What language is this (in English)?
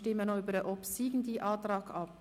Swiss German